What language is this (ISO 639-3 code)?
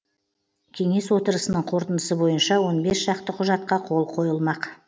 kaz